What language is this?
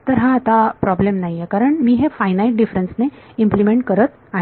Marathi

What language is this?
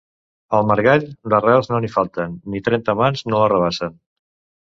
Catalan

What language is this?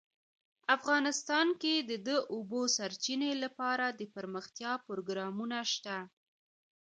Pashto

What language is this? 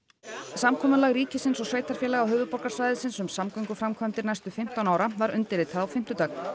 Icelandic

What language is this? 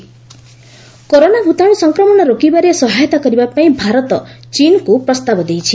Odia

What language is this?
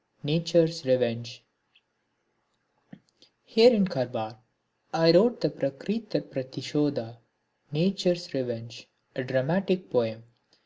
English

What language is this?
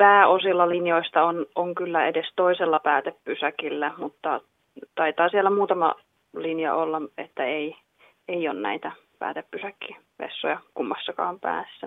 Finnish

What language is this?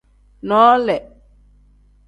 Tem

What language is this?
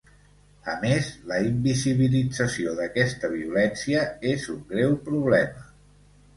Catalan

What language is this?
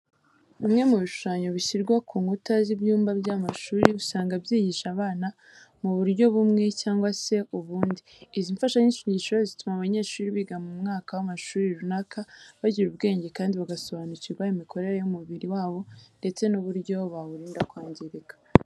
Kinyarwanda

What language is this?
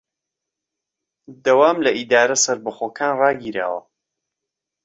Central Kurdish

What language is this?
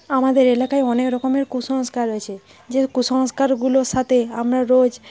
Bangla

